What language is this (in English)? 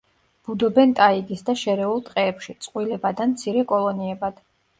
Georgian